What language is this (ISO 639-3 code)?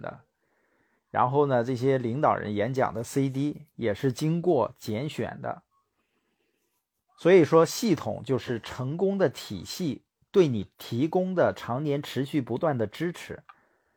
zho